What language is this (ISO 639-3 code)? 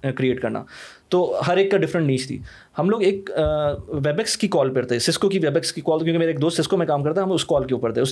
urd